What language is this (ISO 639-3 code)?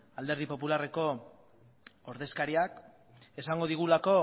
eus